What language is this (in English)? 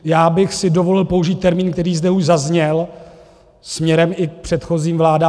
Czech